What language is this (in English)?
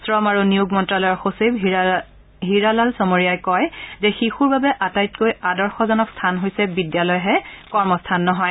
Assamese